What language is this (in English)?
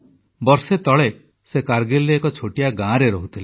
Odia